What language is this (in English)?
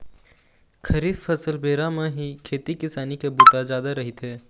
Chhattisgarhi